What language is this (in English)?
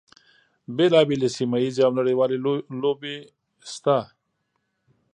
Pashto